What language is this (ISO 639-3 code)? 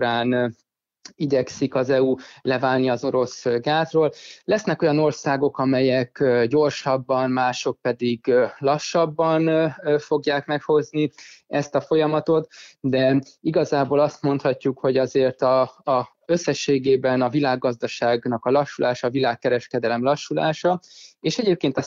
hun